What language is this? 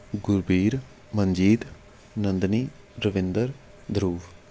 Punjabi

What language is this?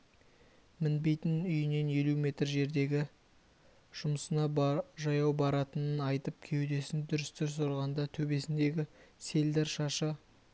Kazakh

